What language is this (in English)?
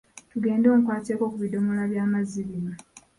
Ganda